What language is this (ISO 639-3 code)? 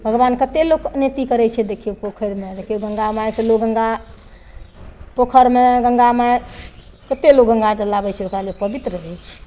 mai